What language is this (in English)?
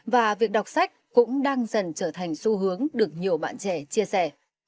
Vietnamese